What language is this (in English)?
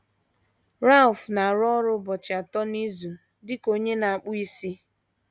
Igbo